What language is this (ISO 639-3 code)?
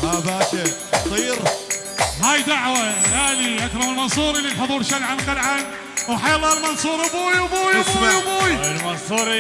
ara